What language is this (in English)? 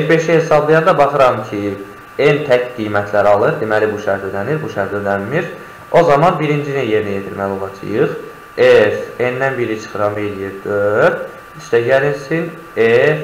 Turkish